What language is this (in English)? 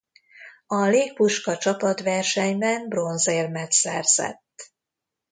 Hungarian